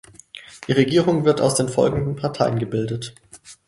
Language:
German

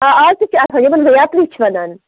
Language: Kashmiri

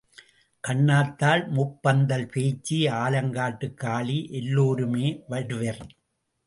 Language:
Tamil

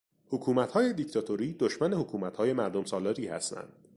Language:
Persian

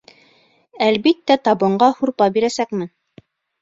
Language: Bashkir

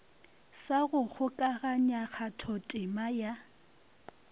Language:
Northern Sotho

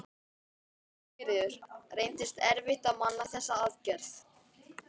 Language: Icelandic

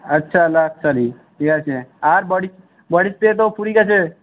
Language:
Bangla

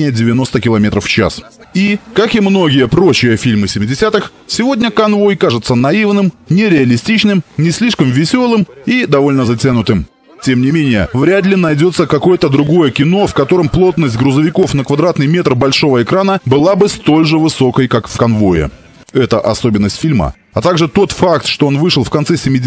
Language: Russian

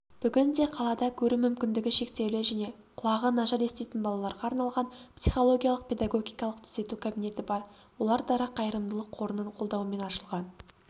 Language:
Kazakh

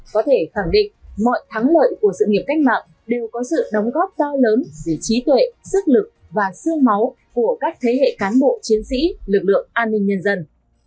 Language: Vietnamese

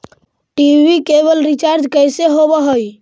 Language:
Magahi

